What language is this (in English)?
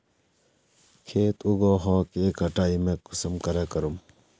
Magahi